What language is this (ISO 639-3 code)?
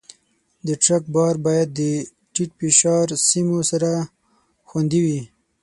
pus